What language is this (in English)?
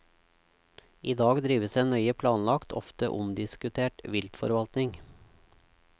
Norwegian